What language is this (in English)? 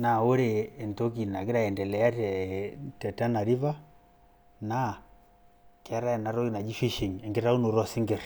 Masai